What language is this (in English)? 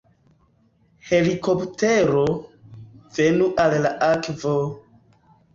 Esperanto